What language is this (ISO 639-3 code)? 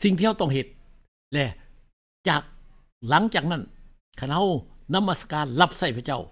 tha